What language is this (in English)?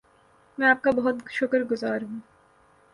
Urdu